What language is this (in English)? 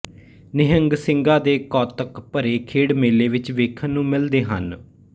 Punjabi